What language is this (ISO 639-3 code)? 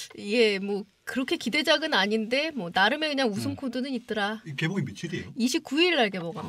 kor